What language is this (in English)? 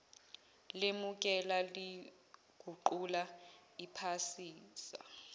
Zulu